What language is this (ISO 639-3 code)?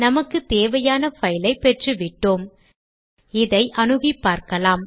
tam